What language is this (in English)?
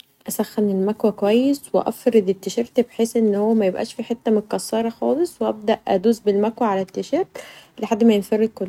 Egyptian Arabic